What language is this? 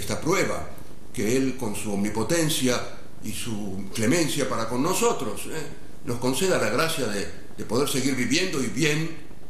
Spanish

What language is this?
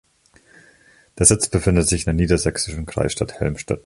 German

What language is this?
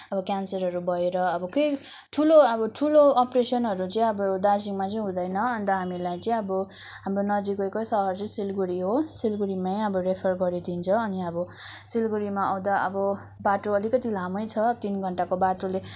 Nepali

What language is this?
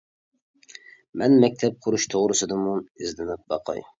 Uyghur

